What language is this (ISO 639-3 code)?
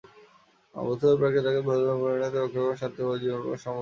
ben